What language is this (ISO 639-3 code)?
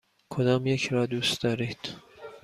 fas